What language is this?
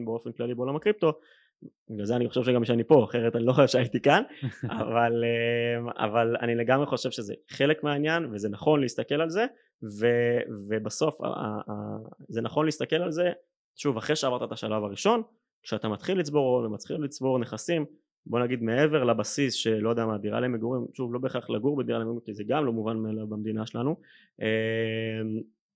Hebrew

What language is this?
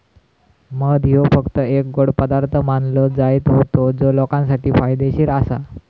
Marathi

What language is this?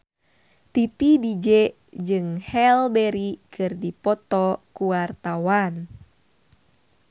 Sundanese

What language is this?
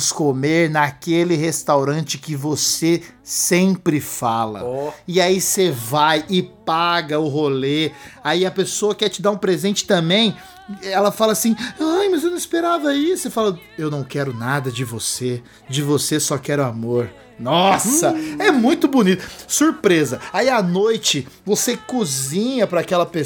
Portuguese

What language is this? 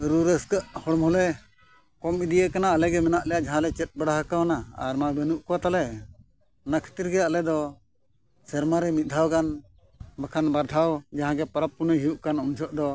Santali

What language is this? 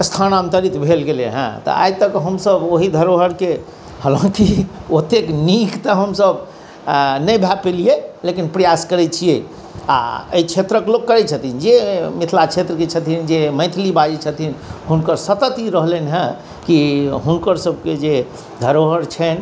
Maithili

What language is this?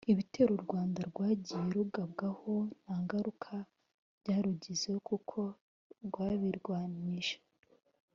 Kinyarwanda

